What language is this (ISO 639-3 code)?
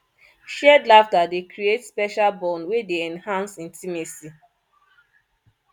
pcm